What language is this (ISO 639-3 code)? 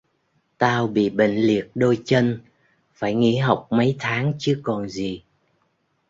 vie